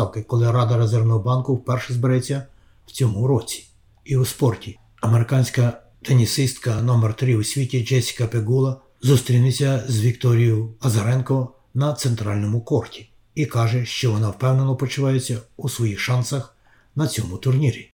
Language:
Ukrainian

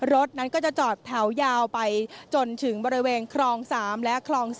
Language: Thai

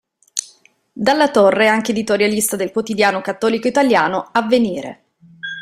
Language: Italian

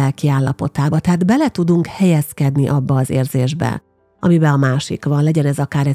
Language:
Hungarian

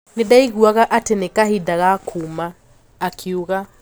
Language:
Kikuyu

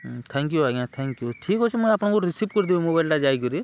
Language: Odia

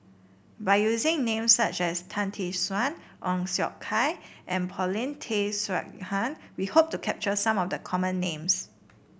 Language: English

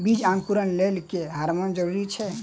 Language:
Maithili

